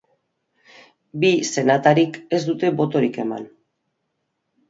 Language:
Basque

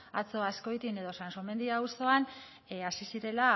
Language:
Basque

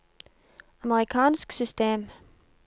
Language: Norwegian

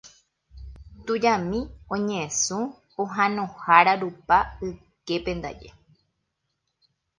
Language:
Guarani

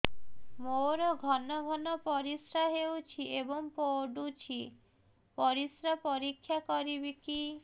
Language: Odia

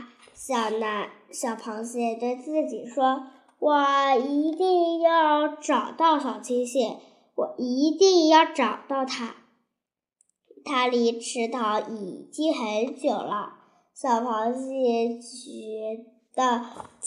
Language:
Chinese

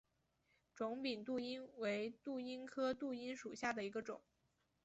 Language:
Chinese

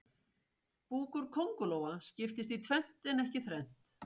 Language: Icelandic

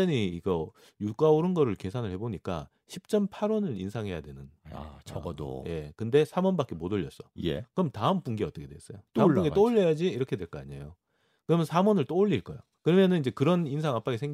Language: Korean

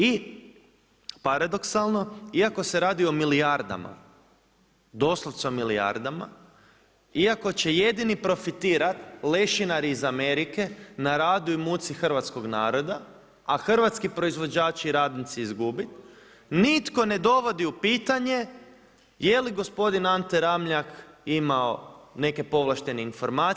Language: Croatian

